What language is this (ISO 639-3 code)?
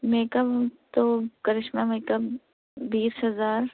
urd